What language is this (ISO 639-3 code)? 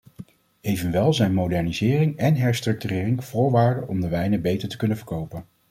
nld